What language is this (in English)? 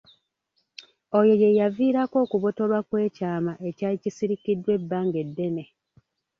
Ganda